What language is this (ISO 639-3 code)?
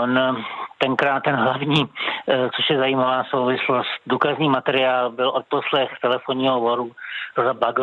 ces